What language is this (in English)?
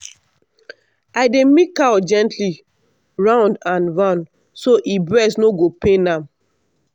Nigerian Pidgin